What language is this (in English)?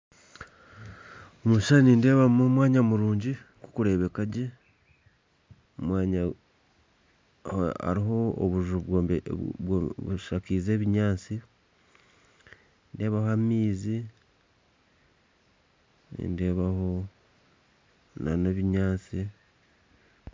Nyankole